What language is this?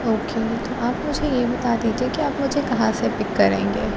Urdu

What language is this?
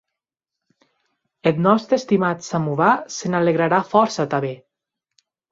Occitan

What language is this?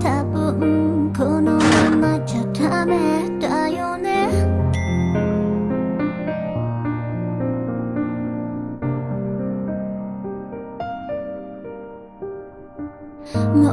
Japanese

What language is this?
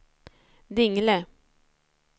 Swedish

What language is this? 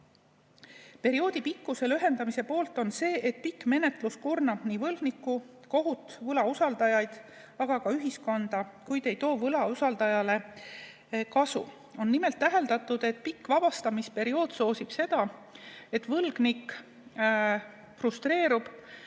Estonian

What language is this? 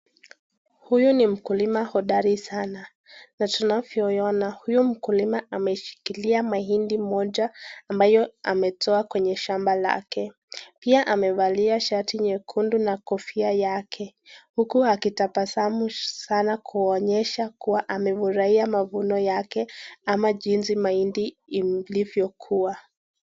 Swahili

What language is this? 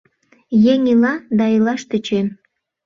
Mari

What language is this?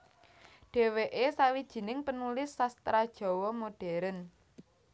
Javanese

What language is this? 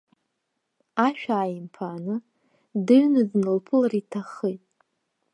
Abkhazian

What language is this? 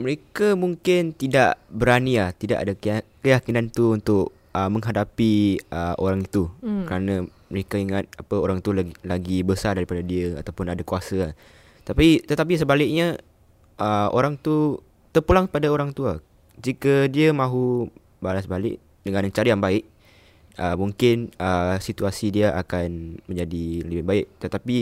Malay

